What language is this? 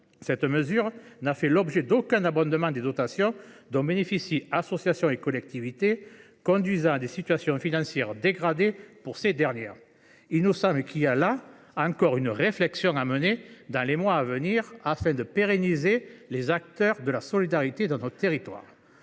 French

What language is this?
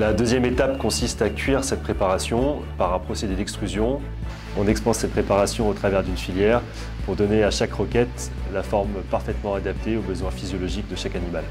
French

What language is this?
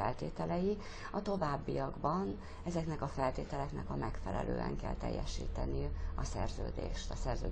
Hungarian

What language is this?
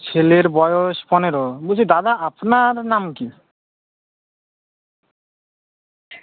Bangla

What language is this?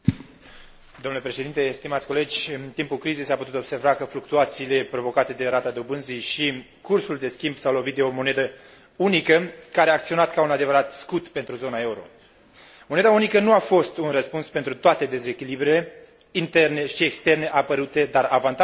Romanian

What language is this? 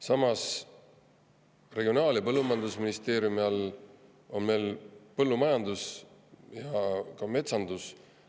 Estonian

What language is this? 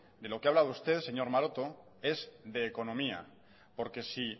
Spanish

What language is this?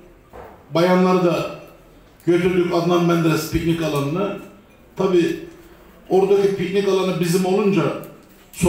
Turkish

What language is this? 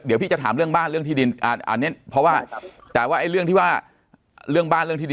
Thai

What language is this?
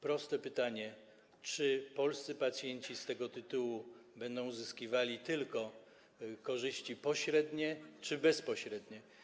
Polish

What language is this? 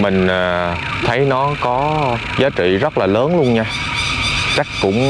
Vietnamese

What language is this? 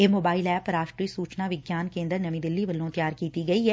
Punjabi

